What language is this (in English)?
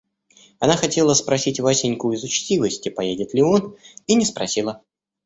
Russian